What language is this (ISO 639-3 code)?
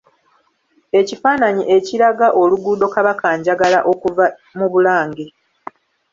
lug